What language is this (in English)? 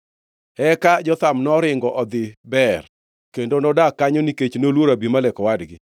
Luo (Kenya and Tanzania)